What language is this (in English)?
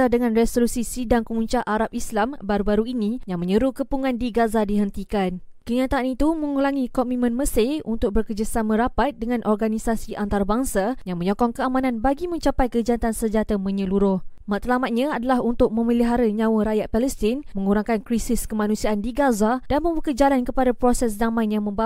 Malay